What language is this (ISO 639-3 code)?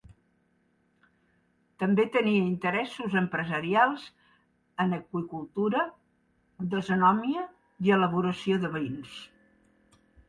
cat